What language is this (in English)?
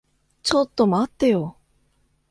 Japanese